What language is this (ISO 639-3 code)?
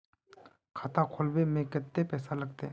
mag